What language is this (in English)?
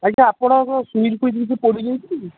Odia